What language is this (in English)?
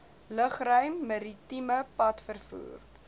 Afrikaans